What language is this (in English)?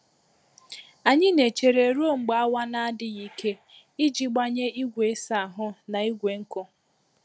Igbo